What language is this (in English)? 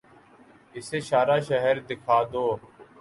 Urdu